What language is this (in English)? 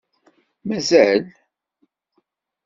Kabyle